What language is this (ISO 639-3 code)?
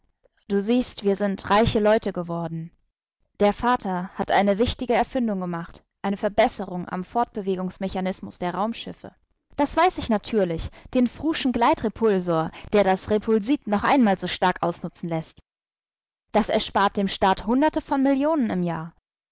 deu